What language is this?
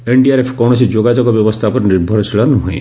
Odia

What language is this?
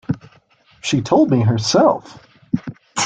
English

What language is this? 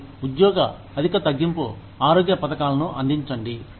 Telugu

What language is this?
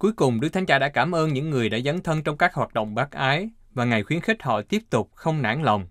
Vietnamese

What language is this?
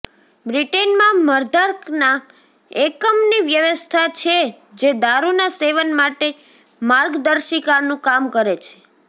Gujarati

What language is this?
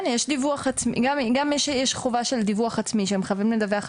Hebrew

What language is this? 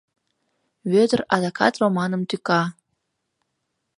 Mari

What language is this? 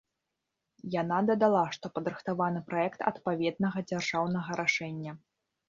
Belarusian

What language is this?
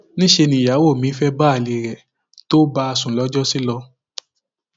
Yoruba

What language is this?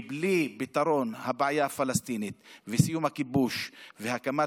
Hebrew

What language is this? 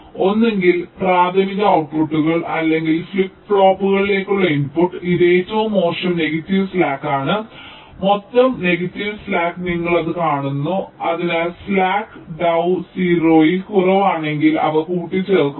Malayalam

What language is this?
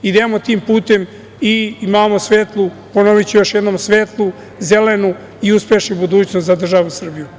Serbian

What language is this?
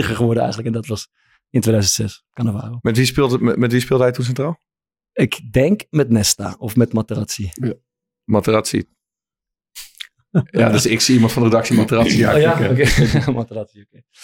Dutch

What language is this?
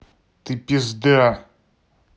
Russian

